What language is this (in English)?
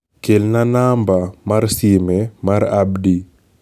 Luo (Kenya and Tanzania)